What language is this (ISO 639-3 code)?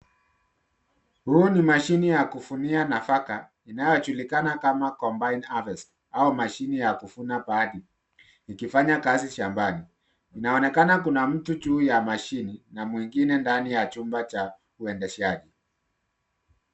swa